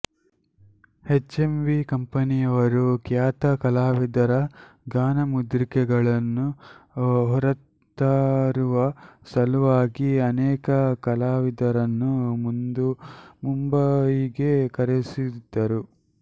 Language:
Kannada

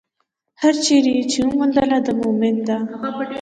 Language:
Pashto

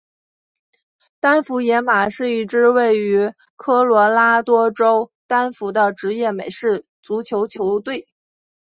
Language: Chinese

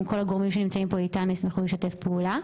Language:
Hebrew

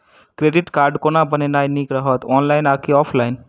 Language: Maithili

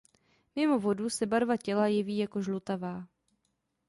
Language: Czech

